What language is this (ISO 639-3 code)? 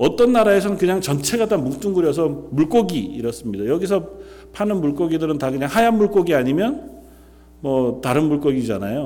kor